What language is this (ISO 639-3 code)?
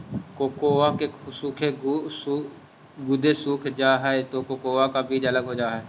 mag